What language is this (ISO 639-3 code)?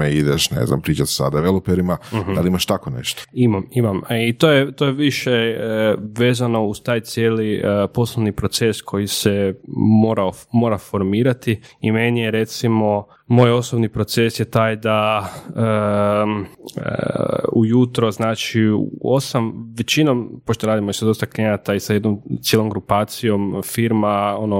hrv